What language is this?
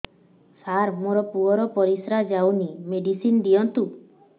Odia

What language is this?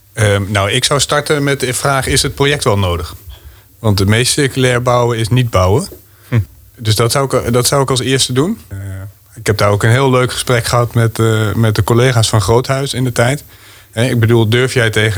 Dutch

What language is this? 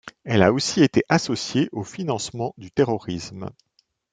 French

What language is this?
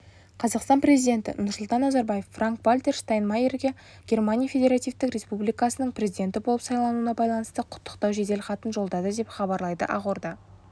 Kazakh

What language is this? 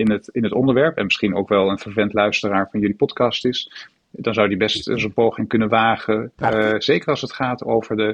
Dutch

